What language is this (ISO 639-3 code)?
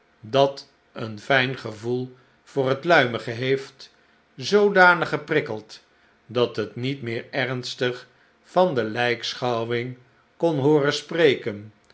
nld